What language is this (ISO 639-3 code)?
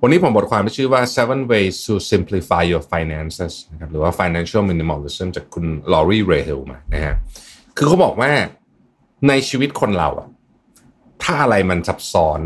tha